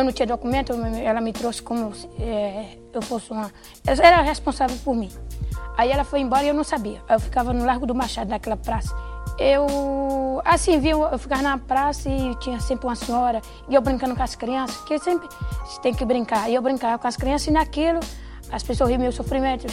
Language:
Portuguese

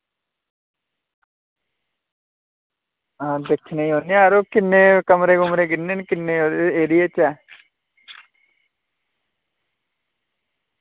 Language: Dogri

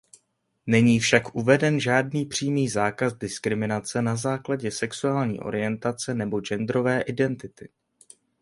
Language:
Czech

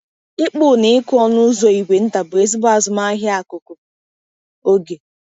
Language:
Igbo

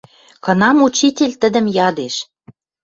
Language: Western Mari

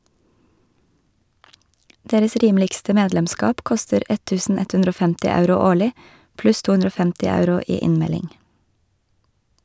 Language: Norwegian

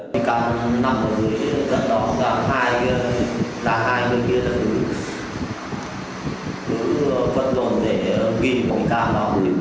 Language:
Vietnamese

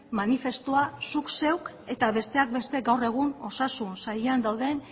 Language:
Basque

